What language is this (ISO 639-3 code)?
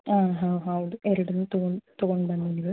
kan